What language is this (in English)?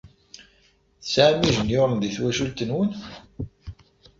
Kabyle